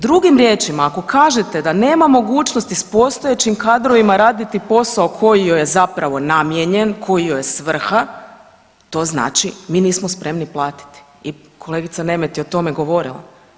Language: Croatian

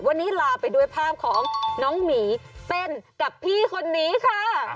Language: Thai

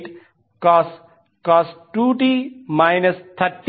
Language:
Telugu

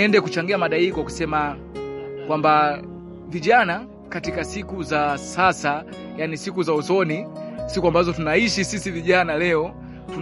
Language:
Swahili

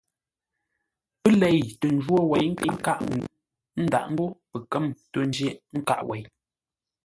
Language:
Ngombale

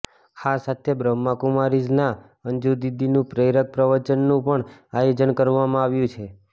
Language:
Gujarati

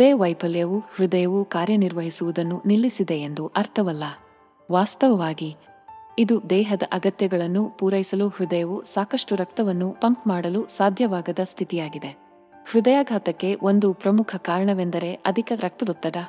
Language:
Kannada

